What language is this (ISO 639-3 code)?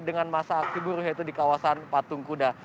ind